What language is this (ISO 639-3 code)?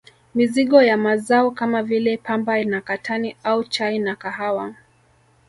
swa